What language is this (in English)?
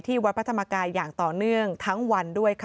Thai